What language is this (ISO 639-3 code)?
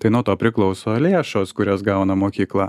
lit